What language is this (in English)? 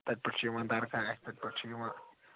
Kashmiri